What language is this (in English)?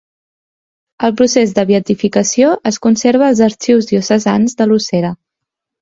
Catalan